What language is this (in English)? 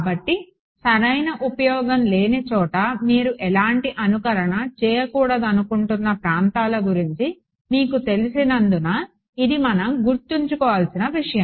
Telugu